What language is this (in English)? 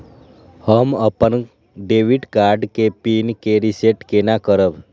Maithili